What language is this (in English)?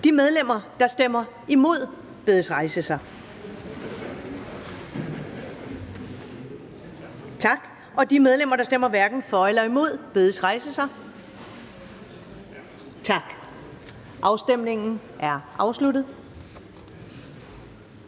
Danish